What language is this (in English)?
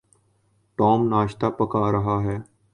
Urdu